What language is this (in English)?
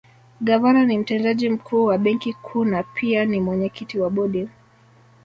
Swahili